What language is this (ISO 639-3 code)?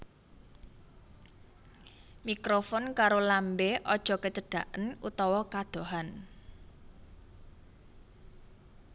jav